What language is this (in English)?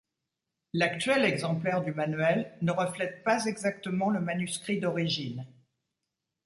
French